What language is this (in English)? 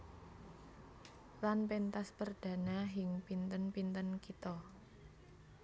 Javanese